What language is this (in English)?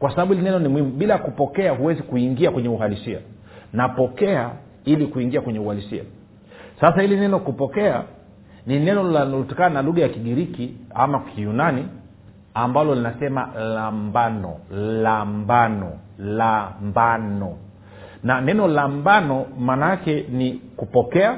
Swahili